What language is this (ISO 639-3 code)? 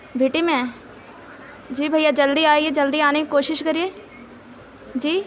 urd